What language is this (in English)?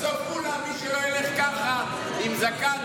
Hebrew